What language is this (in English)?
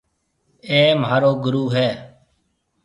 Marwari (Pakistan)